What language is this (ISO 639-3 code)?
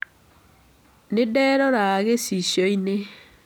kik